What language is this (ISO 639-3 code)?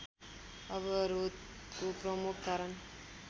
nep